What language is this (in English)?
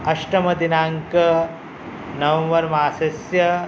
Sanskrit